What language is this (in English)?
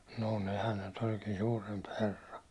Finnish